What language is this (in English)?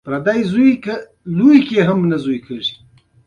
Pashto